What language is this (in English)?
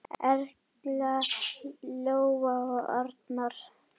Icelandic